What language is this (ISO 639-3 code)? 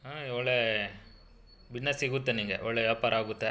kan